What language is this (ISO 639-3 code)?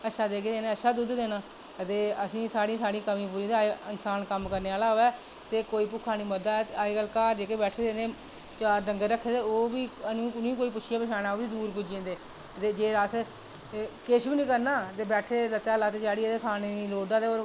doi